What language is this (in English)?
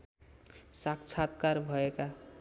Nepali